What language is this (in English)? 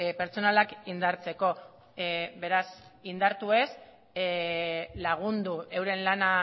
Basque